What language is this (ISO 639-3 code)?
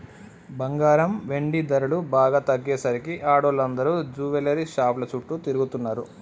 tel